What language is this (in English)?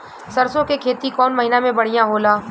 Bhojpuri